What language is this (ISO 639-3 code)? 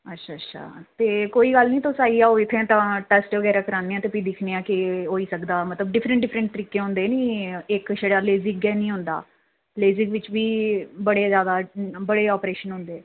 doi